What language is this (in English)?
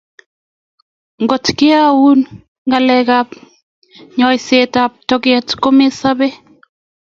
Kalenjin